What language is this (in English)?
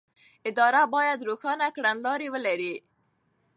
Pashto